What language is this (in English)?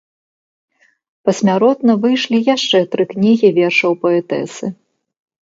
Belarusian